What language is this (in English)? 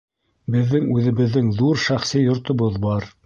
Bashkir